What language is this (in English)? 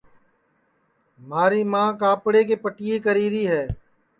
Sansi